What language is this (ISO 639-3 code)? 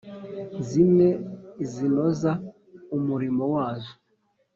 kin